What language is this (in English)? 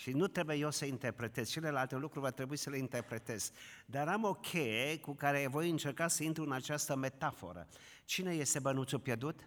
Romanian